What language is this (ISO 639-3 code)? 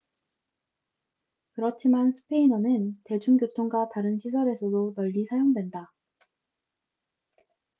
kor